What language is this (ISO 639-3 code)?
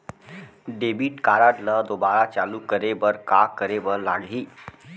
hne